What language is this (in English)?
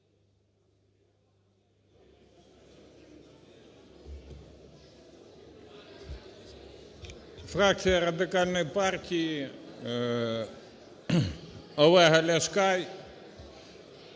Ukrainian